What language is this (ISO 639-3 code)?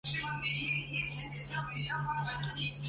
zho